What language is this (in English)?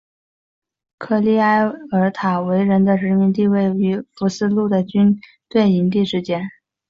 Chinese